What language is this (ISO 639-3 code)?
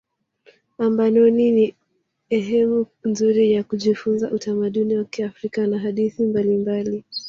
swa